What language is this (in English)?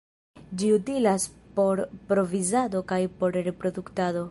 Esperanto